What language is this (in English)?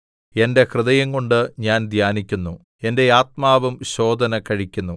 Malayalam